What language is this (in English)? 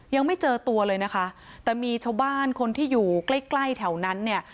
Thai